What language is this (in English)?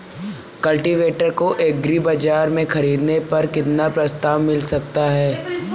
Hindi